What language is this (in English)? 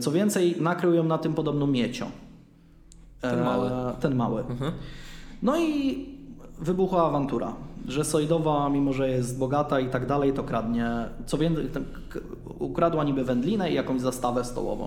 Polish